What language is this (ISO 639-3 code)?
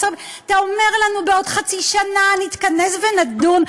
heb